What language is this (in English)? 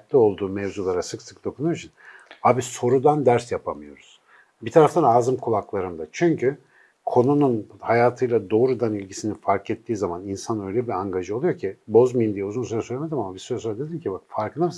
Turkish